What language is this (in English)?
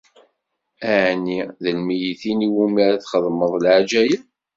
Kabyle